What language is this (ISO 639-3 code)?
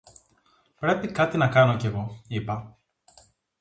ell